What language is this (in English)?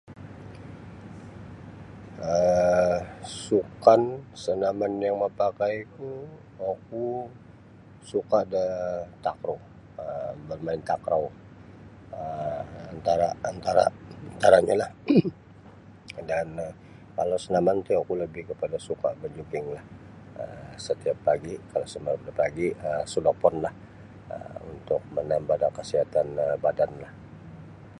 Sabah Bisaya